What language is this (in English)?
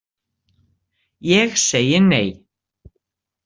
Icelandic